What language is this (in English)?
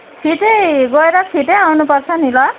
Nepali